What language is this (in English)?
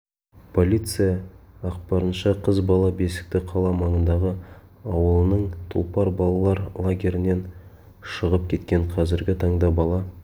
Kazakh